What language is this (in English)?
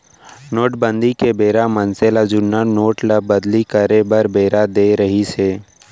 Chhattisgarhi